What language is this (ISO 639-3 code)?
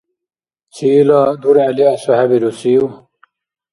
dar